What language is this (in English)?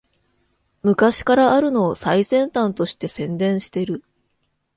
Japanese